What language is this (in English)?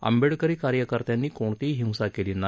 Marathi